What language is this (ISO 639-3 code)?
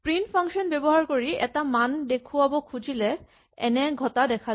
asm